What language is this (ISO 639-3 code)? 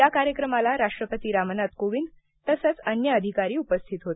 mar